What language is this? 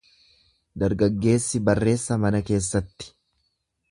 Oromo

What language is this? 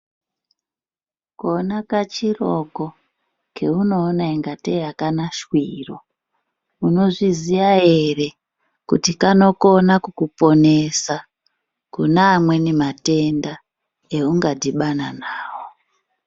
Ndau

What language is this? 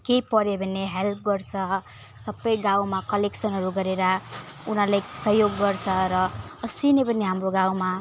Nepali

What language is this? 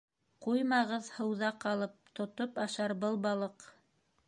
Bashkir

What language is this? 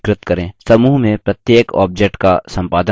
Hindi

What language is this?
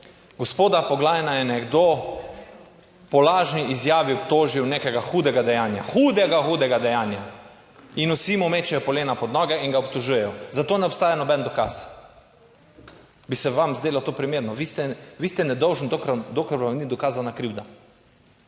Slovenian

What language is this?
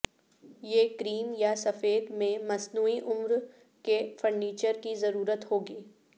Urdu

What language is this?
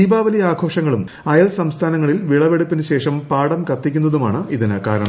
Malayalam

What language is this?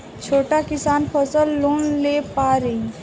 Bhojpuri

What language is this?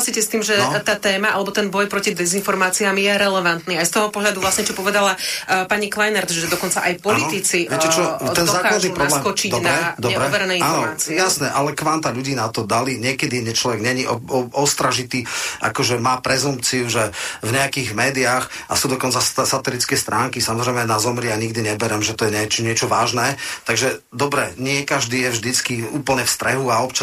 Slovak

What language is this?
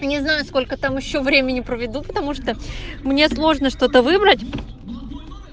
Russian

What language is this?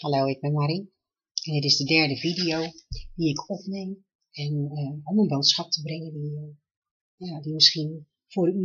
Dutch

